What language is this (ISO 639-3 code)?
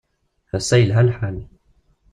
kab